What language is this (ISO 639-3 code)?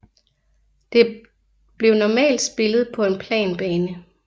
dan